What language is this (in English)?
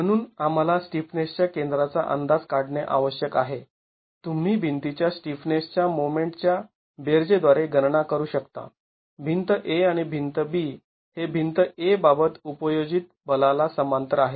Marathi